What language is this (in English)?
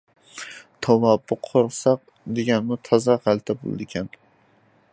Uyghur